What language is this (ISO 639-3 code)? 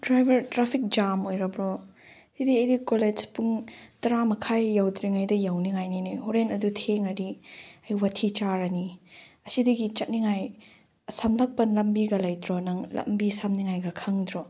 mni